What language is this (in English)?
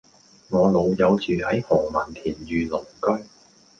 Cantonese